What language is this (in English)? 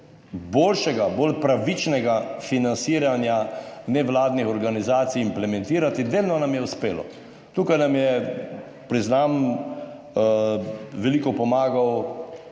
Slovenian